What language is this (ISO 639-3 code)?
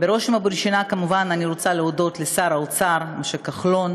heb